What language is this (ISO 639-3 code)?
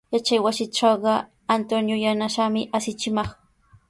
qws